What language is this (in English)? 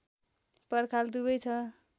Nepali